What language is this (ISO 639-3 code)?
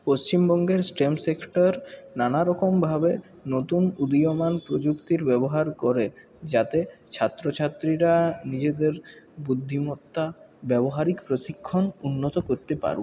ben